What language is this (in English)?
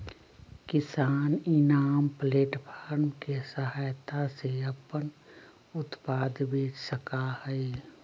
Magahi